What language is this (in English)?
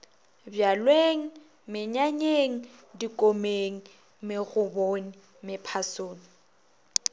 Northern Sotho